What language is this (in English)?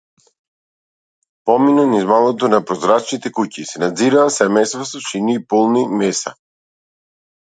Macedonian